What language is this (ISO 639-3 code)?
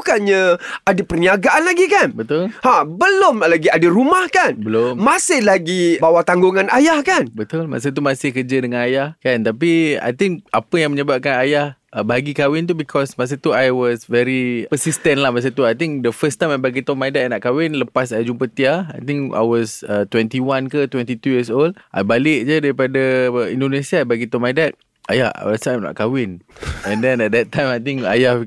msa